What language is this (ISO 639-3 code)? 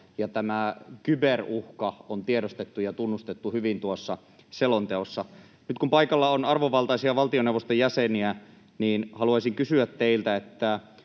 fin